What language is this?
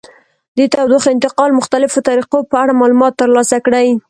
Pashto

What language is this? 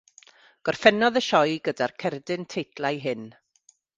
Welsh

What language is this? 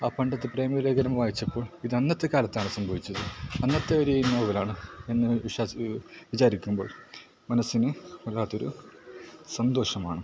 Malayalam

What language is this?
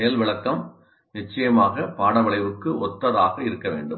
Tamil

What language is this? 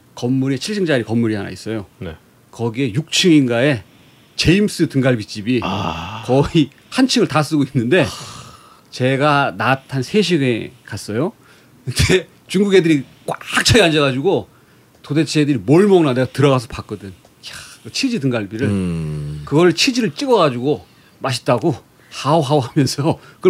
Korean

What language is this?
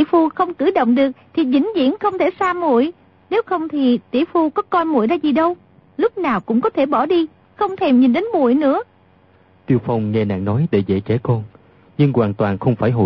Vietnamese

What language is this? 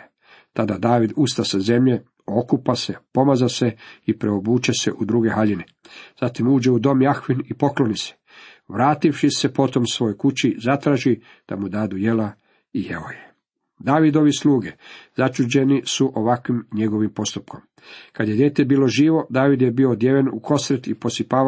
Croatian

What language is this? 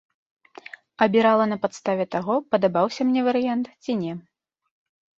Belarusian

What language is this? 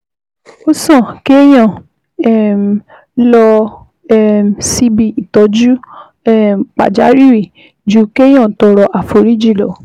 Yoruba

